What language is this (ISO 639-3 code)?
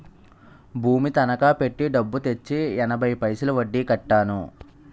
tel